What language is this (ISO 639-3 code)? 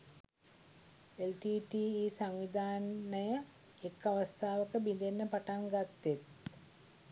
sin